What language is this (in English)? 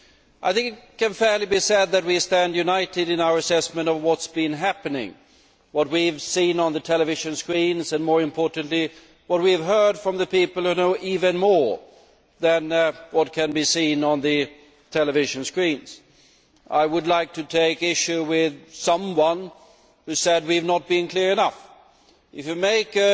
English